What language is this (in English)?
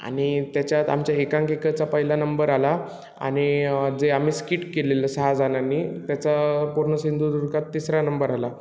Marathi